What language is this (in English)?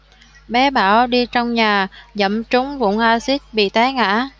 Vietnamese